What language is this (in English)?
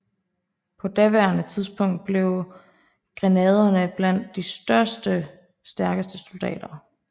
Danish